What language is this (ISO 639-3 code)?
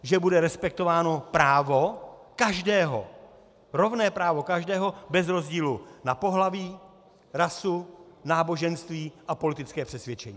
ces